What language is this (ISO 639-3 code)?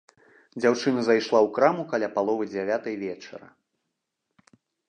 bel